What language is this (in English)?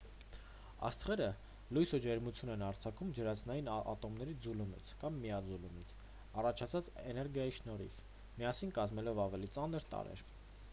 Armenian